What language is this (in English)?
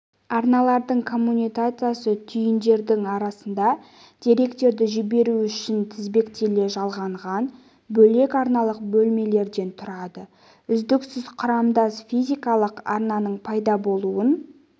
Kazakh